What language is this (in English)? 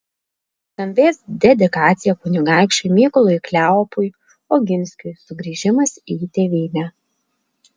Lithuanian